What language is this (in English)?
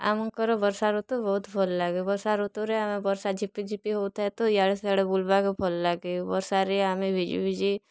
Odia